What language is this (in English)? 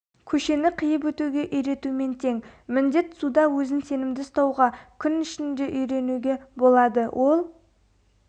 Kazakh